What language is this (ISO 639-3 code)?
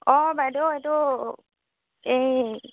asm